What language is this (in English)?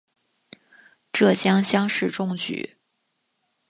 Chinese